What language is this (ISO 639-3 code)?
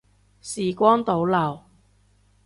yue